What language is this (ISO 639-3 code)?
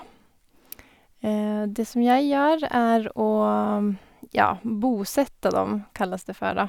nor